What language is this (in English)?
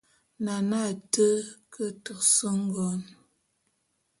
Bulu